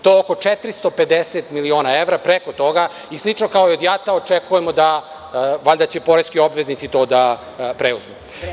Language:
Serbian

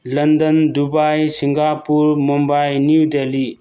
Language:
Manipuri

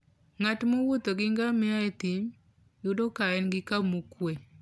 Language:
Luo (Kenya and Tanzania)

